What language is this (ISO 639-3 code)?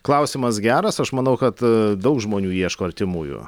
lit